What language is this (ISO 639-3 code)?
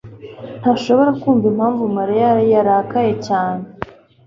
kin